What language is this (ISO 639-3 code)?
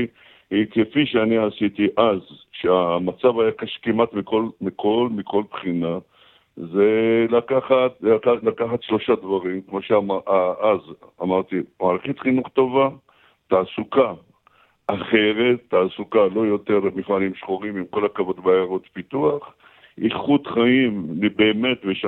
heb